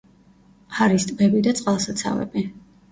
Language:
Georgian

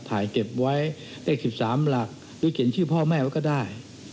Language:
Thai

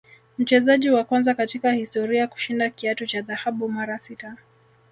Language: Swahili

